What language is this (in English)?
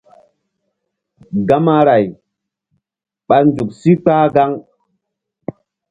Mbum